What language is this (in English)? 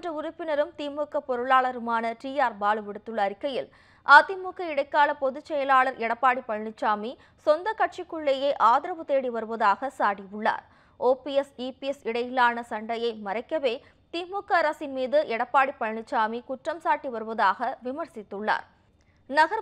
Romanian